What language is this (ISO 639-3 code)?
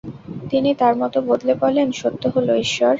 ben